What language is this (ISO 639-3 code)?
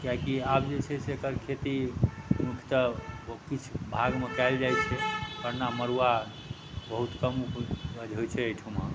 mai